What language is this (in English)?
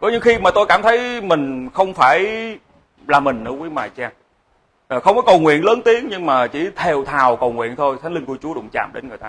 Vietnamese